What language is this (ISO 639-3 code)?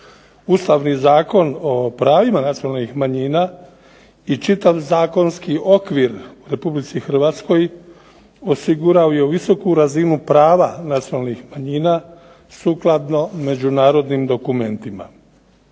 hrv